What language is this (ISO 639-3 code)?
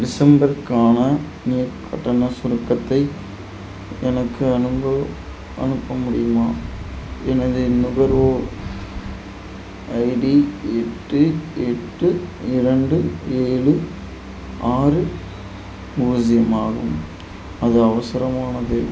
tam